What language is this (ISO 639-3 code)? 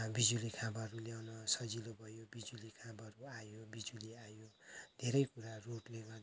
nep